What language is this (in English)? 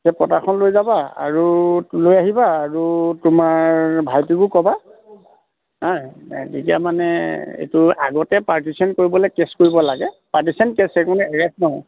Assamese